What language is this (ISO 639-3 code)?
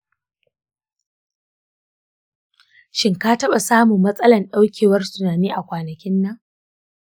hau